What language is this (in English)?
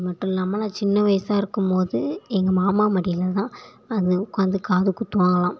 Tamil